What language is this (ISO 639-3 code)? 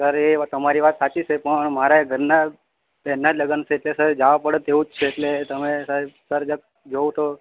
guj